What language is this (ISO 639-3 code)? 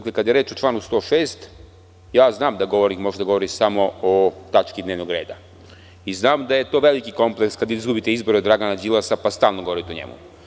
srp